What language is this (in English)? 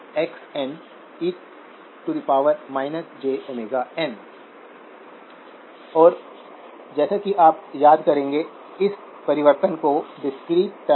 Hindi